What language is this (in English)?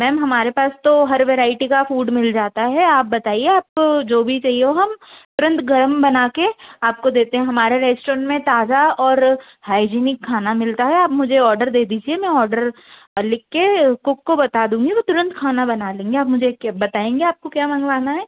Hindi